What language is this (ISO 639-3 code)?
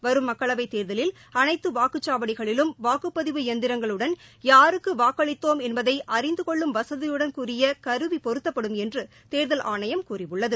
tam